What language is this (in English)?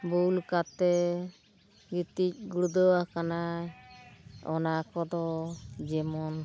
Santali